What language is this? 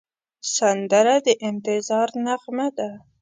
Pashto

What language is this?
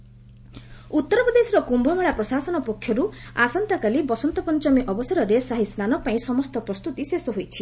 Odia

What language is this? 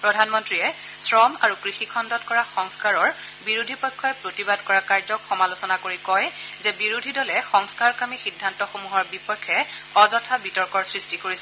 Assamese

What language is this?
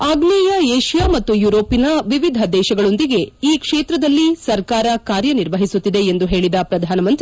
Kannada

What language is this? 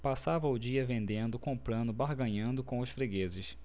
Portuguese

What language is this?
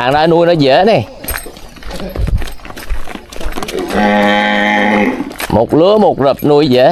Vietnamese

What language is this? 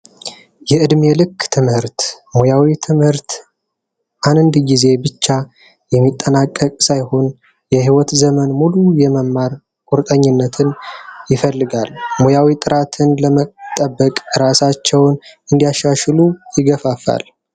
Amharic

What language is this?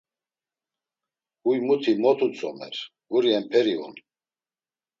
Laz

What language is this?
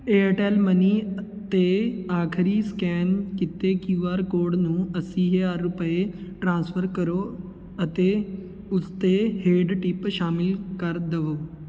Punjabi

